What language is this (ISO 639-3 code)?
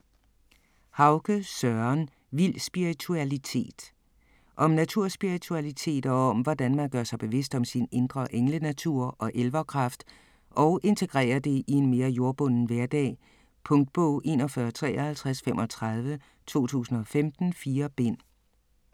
dan